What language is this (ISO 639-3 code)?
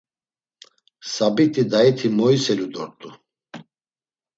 lzz